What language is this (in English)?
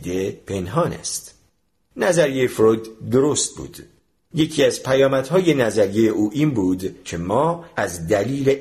Persian